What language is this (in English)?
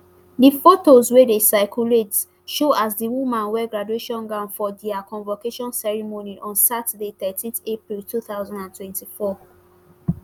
Nigerian Pidgin